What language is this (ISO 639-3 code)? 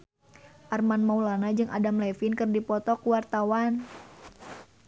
sun